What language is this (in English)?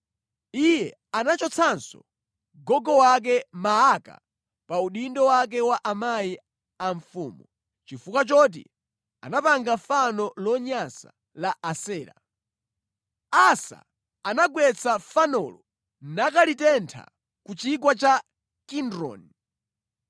Nyanja